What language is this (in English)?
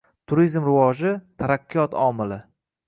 Uzbek